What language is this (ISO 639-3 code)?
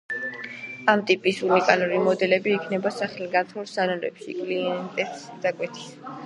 kat